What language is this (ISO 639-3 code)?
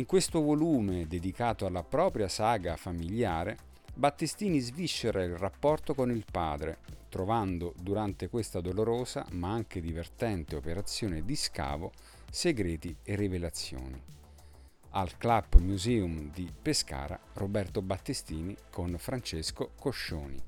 ita